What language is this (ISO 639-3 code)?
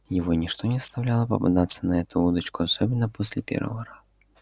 rus